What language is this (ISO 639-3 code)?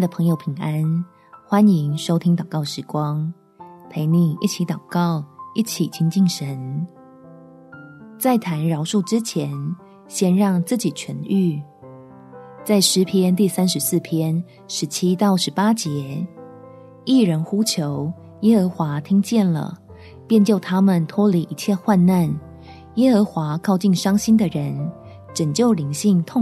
zho